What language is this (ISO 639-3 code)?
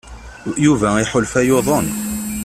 kab